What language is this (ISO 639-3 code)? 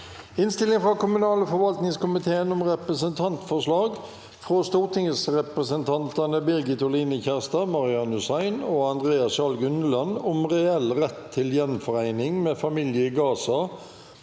nor